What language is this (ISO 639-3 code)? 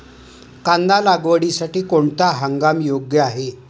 mar